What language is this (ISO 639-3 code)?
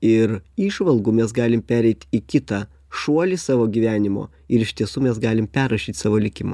lit